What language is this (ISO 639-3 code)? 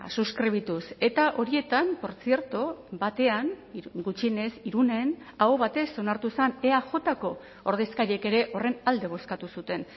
eus